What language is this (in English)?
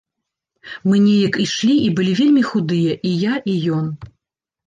Belarusian